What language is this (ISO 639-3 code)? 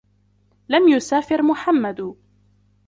ara